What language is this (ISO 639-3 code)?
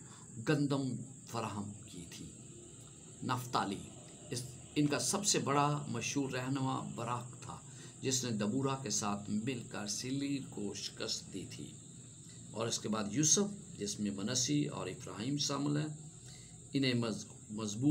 hin